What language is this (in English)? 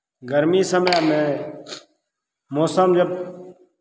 Maithili